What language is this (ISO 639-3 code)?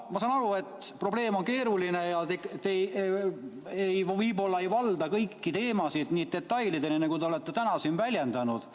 est